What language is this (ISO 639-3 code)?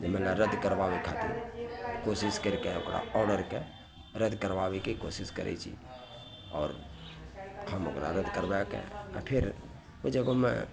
mai